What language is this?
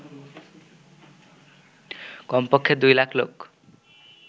Bangla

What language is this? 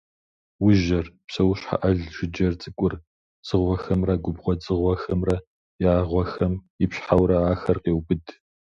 Kabardian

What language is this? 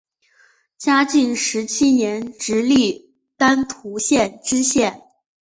Chinese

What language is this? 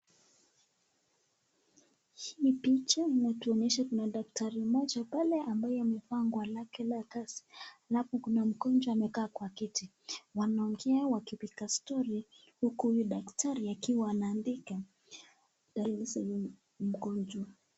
Swahili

